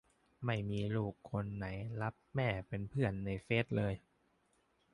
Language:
Thai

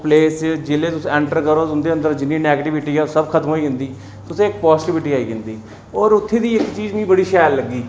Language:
Dogri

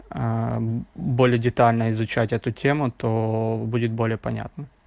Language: Russian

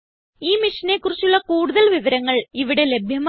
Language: Malayalam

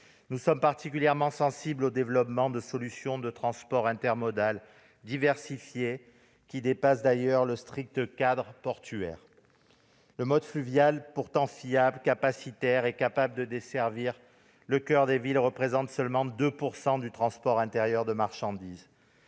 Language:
French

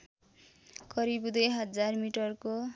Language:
Nepali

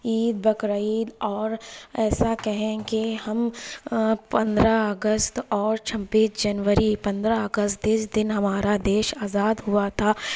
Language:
Urdu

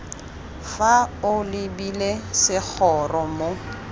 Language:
Tswana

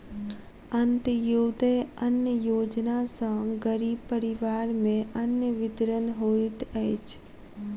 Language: Maithili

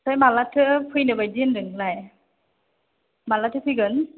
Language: Bodo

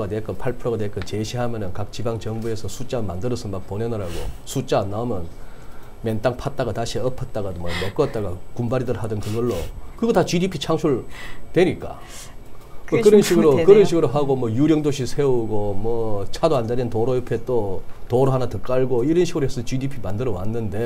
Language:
Korean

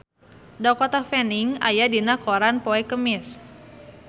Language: Sundanese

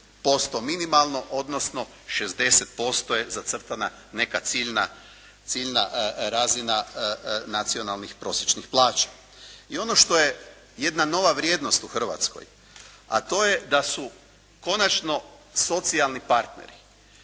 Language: Croatian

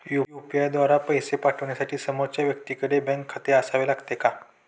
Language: Marathi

